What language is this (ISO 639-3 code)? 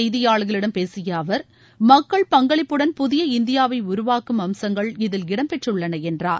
tam